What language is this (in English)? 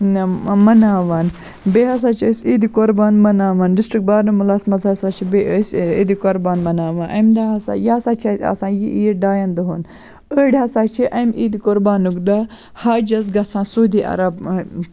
Kashmiri